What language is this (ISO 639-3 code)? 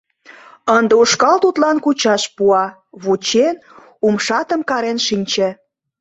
chm